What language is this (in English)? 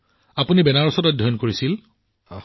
Assamese